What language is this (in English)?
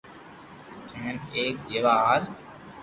Loarki